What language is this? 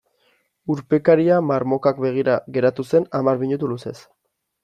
Basque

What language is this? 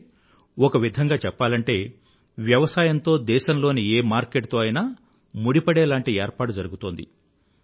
Telugu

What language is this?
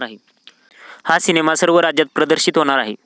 Marathi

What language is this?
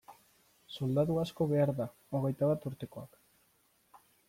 Basque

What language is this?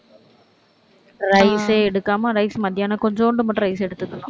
Tamil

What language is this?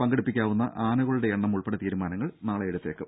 Malayalam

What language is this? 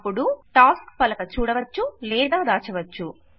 Telugu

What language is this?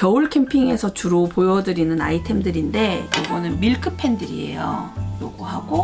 Korean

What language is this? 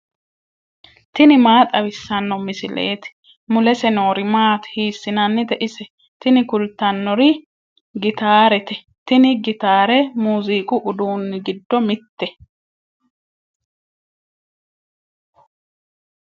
Sidamo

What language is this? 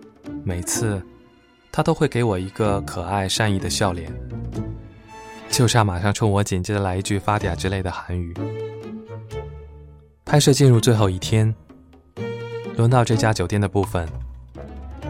Chinese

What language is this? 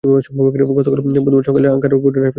Bangla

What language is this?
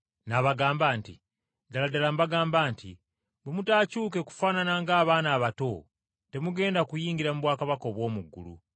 Ganda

